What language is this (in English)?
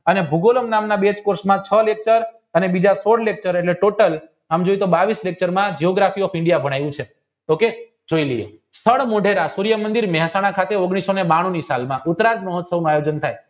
Gujarati